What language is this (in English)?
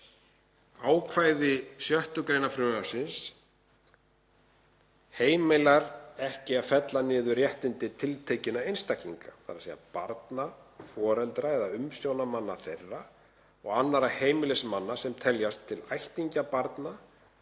Icelandic